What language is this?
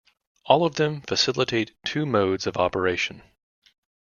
English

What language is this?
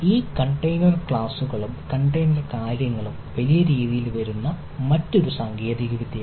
Malayalam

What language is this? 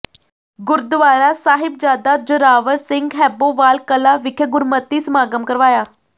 Punjabi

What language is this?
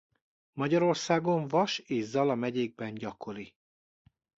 Hungarian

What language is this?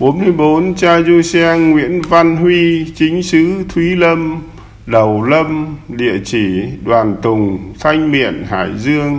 Vietnamese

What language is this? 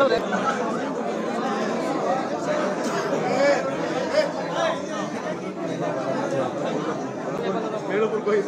Arabic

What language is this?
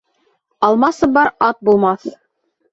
Bashkir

